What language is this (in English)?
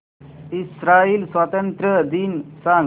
Marathi